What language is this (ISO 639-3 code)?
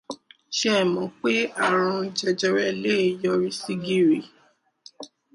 yor